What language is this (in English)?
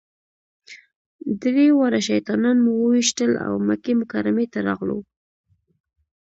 Pashto